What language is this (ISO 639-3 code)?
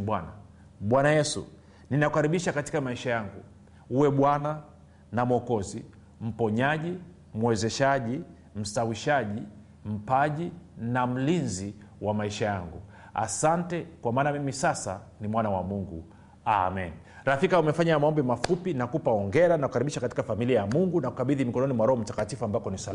swa